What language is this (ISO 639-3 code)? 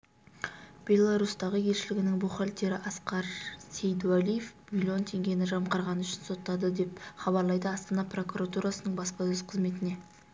kaz